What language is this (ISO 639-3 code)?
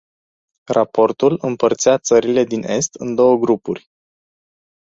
ron